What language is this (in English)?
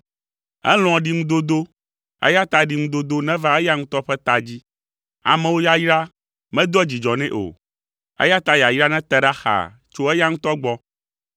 Ewe